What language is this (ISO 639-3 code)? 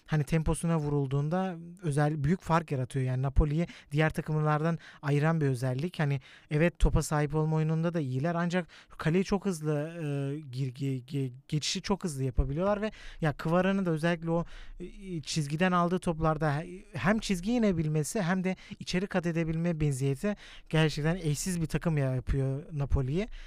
tur